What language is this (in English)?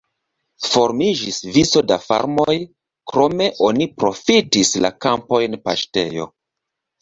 Esperanto